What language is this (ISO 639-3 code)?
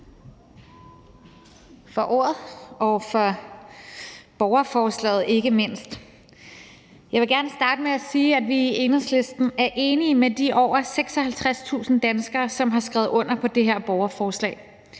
dan